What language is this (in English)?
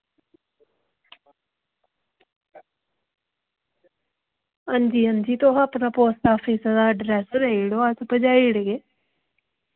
Dogri